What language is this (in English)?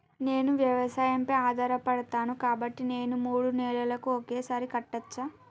Telugu